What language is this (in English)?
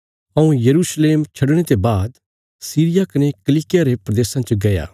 Bilaspuri